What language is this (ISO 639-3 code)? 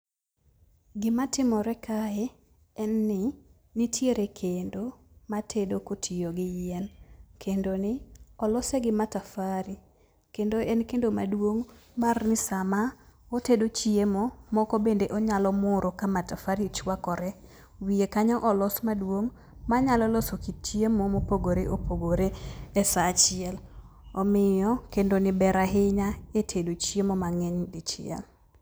luo